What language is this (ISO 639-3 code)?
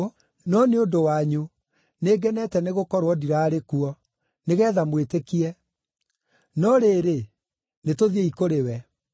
kik